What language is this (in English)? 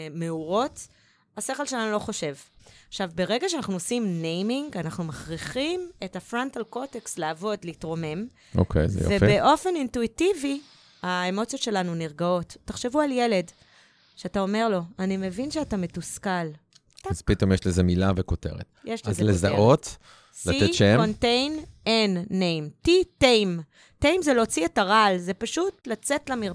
Hebrew